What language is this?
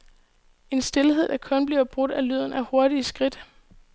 Danish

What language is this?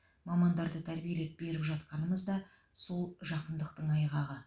Kazakh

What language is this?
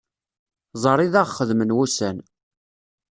Kabyle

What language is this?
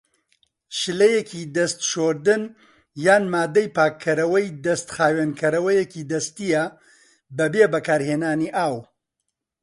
Central Kurdish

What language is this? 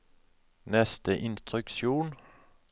Norwegian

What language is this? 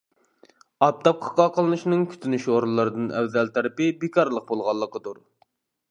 Uyghur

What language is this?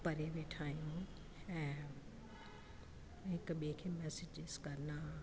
Sindhi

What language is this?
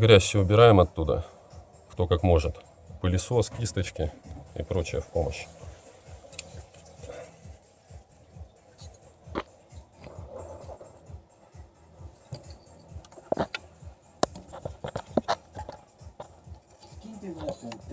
Russian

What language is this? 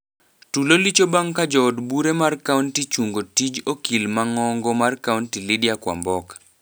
Luo (Kenya and Tanzania)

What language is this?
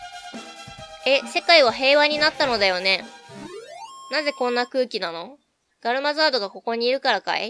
Japanese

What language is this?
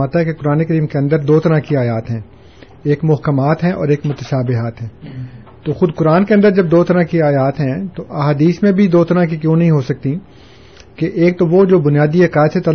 Urdu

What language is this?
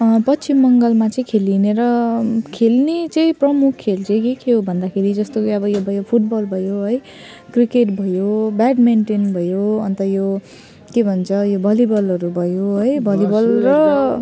Nepali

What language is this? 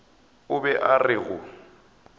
Northern Sotho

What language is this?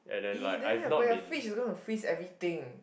English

